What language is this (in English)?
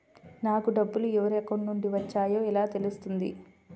Telugu